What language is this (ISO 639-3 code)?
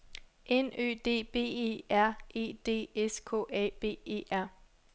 dan